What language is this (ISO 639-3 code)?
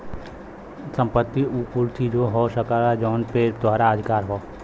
bho